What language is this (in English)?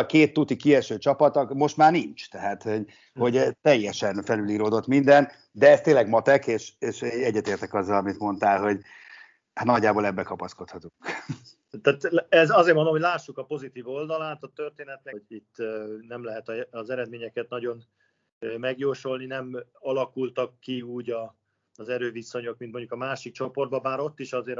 Hungarian